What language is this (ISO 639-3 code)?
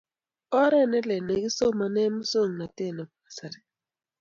kln